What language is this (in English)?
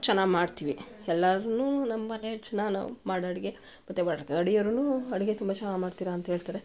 Kannada